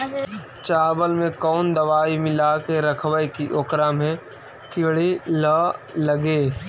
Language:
Magahi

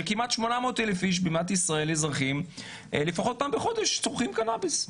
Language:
Hebrew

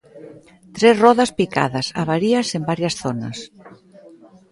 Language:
Galician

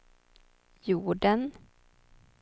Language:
Swedish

